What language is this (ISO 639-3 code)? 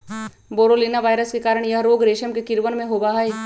mag